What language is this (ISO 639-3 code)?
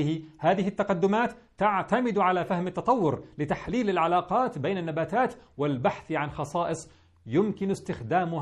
ara